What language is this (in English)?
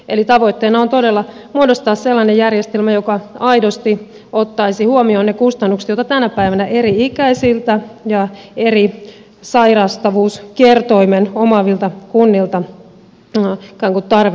Finnish